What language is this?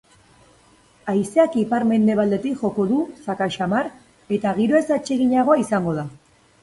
Basque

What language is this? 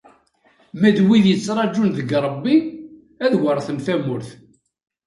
Kabyle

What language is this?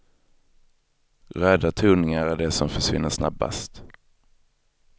Swedish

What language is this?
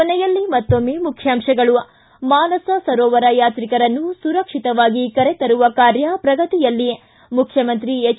Kannada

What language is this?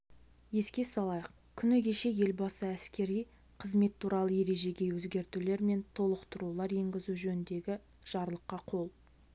Kazakh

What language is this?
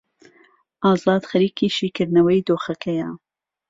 Central Kurdish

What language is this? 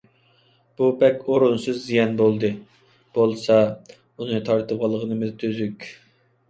Uyghur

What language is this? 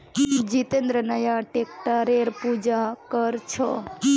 Magahi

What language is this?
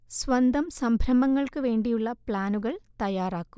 Malayalam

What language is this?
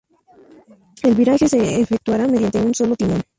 Spanish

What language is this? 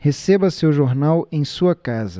Portuguese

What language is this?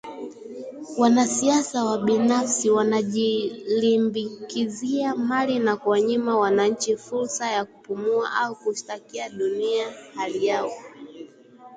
Swahili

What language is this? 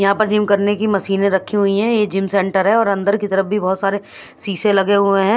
Hindi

